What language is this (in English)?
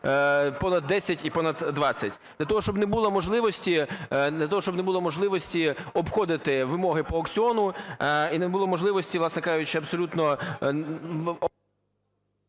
Ukrainian